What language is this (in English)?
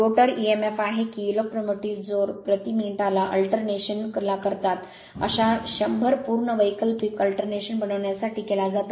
Marathi